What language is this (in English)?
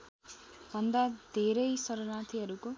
Nepali